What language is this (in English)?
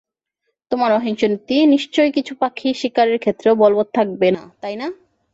Bangla